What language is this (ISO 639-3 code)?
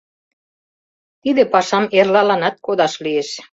chm